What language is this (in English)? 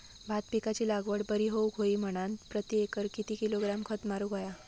Marathi